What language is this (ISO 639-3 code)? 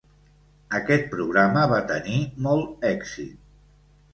cat